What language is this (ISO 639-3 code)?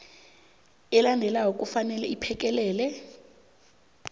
nbl